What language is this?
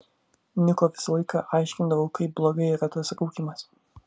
Lithuanian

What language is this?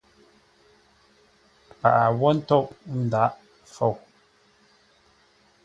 Ngombale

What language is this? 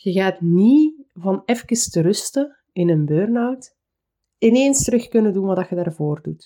Dutch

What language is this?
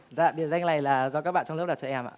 Vietnamese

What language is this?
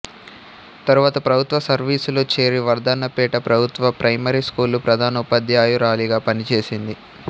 Telugu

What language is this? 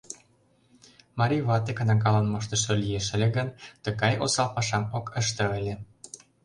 Mari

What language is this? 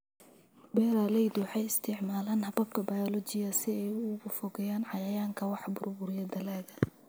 Somali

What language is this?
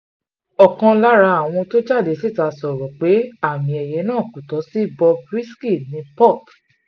Yoruba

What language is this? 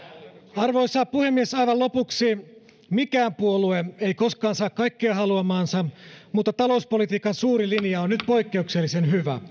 Finnish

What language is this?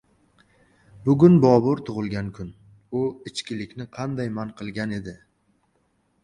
Uzbek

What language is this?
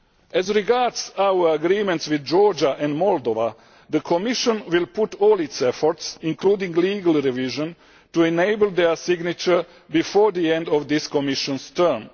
English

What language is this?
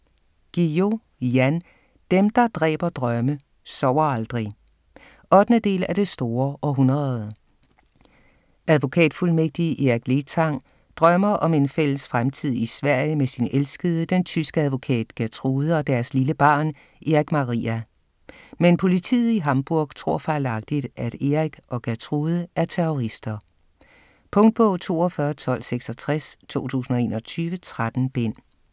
Danish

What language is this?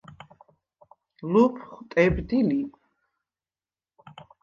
Svan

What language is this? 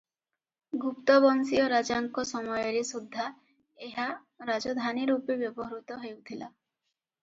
Odia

